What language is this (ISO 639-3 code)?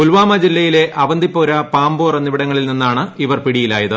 mal